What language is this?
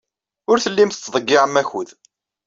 Kabyle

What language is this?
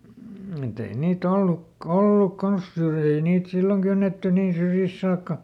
Finnish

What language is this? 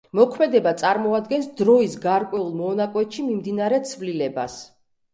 Georgian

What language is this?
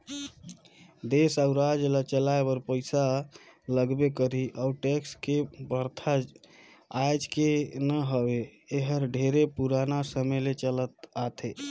Chhattisgarhi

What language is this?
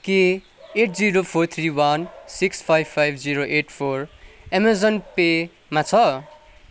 Nepali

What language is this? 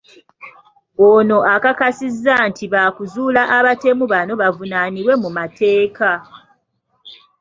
Ganda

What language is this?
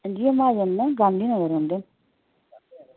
Dogri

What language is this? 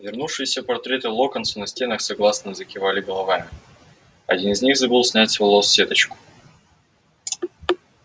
Russian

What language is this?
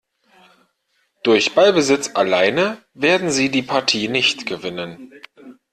German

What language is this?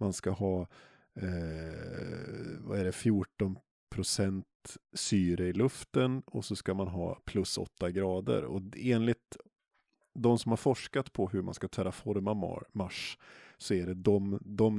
Swedish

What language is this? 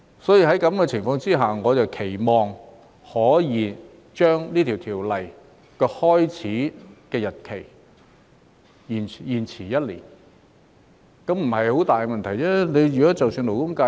Cantonese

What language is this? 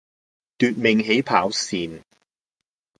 Cantonese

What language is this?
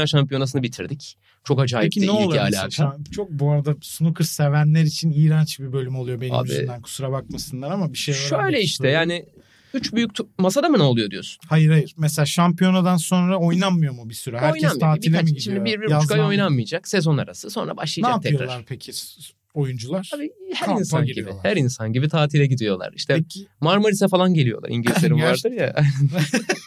Turkish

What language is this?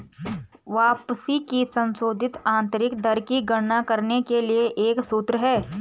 Hindi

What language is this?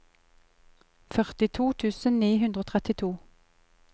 Norwegian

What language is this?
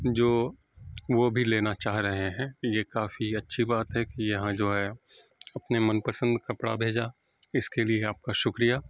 Urdu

